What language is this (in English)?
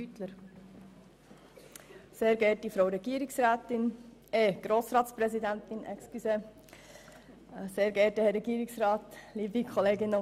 Swiss German